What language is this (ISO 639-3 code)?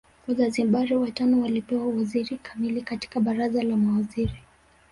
swa